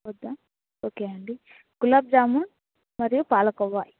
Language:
Telugu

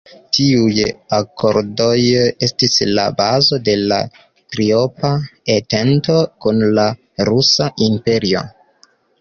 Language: Esperanto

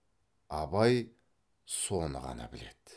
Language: Kazakh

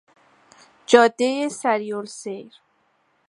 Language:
Persian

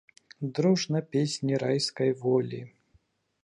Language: Belarusian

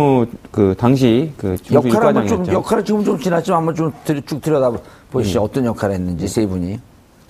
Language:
Korean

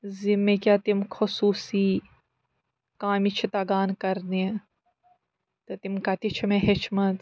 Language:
Kashmiri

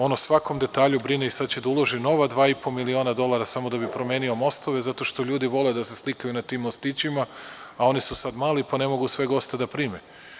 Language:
Serbian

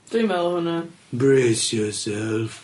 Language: Welsh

